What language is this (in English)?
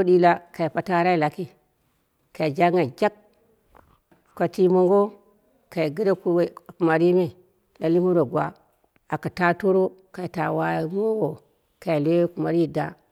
Dera (Nigeria)